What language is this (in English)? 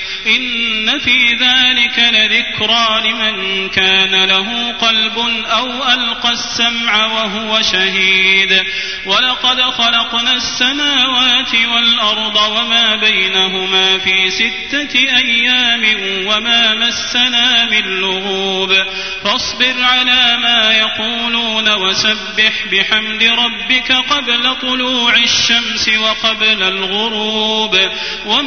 Arabic